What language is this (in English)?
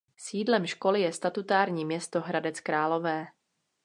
Czech